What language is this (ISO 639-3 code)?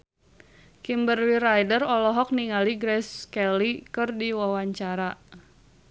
sun